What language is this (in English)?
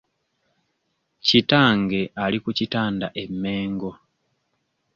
Ganda